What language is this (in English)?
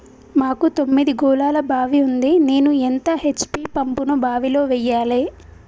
Telugu